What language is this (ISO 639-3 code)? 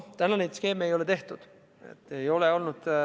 est